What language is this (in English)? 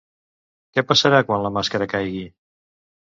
Catalan